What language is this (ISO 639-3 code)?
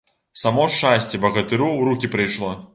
bel